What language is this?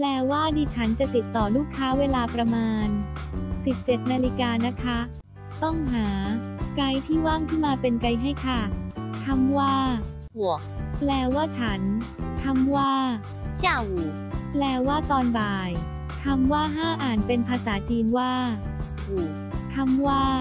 Thai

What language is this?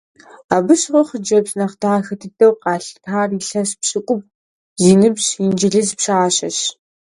Kabardian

